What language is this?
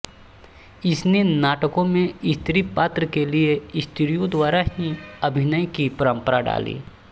Hindi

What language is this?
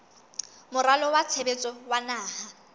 Southern Sotho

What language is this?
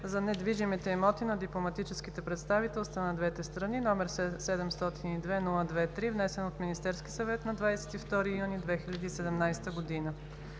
Bulgarian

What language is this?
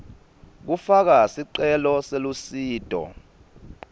Swati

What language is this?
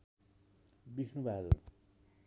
Nepali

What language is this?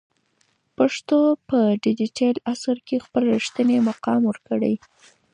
Pashto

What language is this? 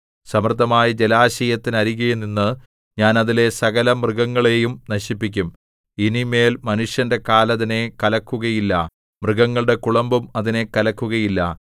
Malayalam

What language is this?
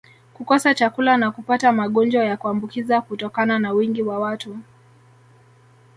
Swahili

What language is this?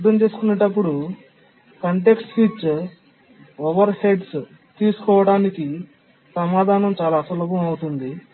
Telugu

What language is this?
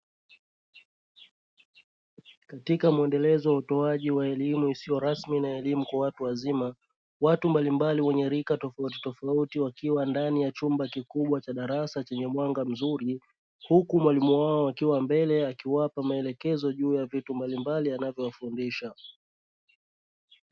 Swahili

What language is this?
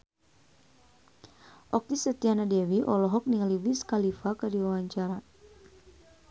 Sundanese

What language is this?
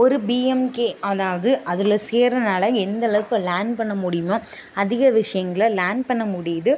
Tamil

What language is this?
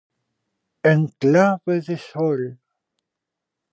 Galician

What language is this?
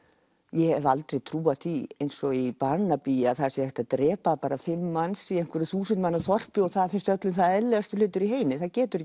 Icelandic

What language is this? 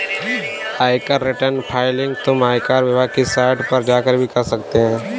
Hindi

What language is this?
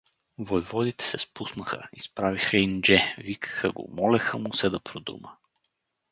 Bulgarian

